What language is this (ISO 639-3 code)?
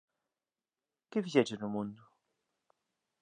glg